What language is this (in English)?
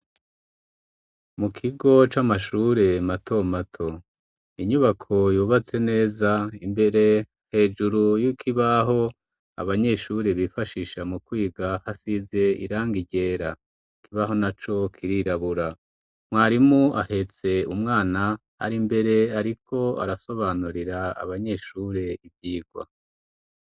Rundi